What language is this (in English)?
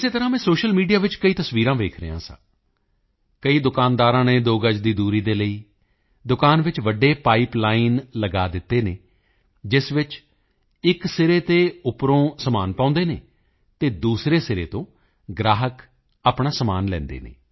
Punjabi